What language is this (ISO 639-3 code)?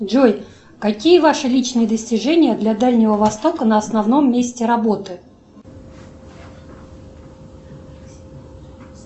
rus